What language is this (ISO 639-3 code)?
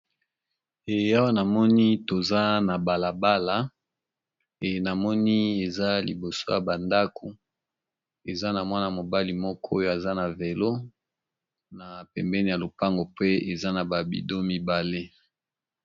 lin